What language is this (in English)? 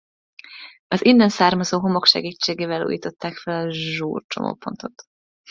Hungarian